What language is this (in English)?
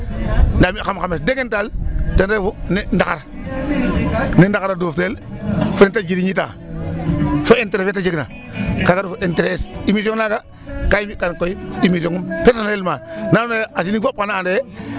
Serer